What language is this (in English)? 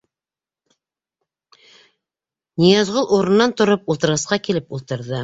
Bashkir